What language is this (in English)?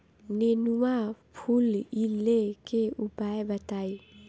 Bhojpuri